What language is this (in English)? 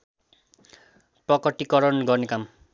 Nepali